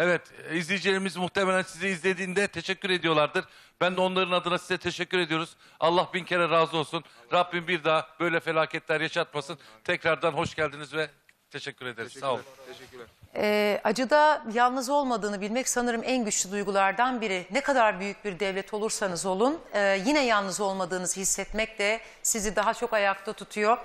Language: Turkish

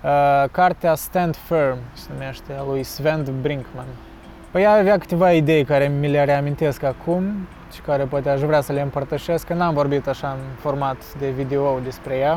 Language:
Romanian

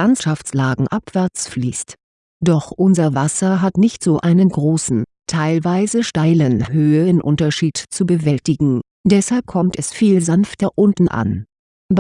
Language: German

